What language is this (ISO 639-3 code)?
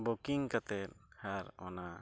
sat